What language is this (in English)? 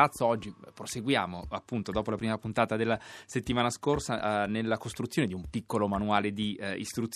Italian